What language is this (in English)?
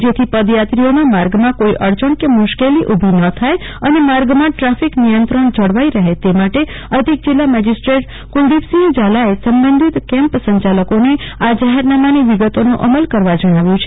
Gujarati